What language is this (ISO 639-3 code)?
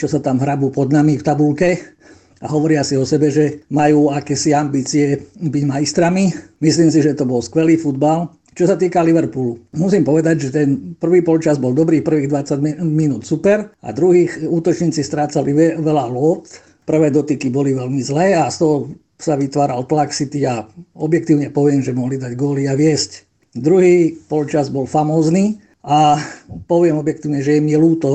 slk